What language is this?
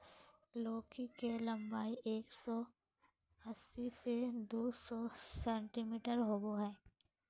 Magahi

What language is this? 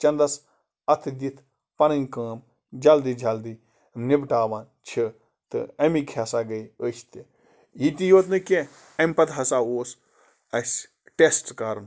Kashmiri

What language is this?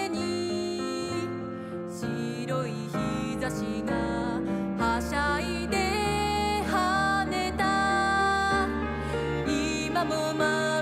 Japanese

